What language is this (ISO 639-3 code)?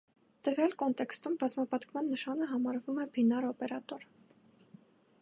hye